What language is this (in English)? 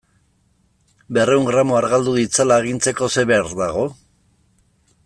Basque